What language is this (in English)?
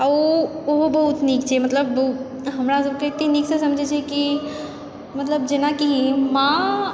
Maithili